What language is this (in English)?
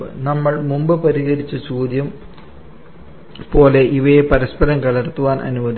Malayalam